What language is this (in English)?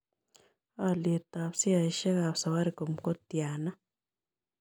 Kalenjin